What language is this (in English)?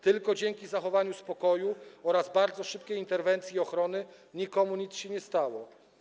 Polish